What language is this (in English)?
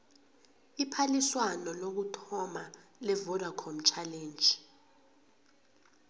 South Ndebele